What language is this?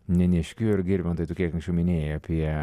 Lithuanian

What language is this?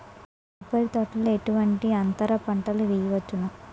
Telugu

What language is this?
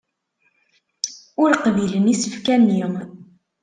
Kabyle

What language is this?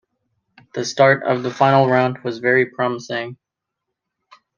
English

